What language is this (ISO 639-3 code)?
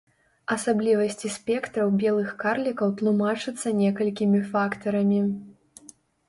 bel